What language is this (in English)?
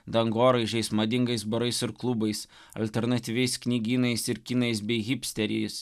Lithuanian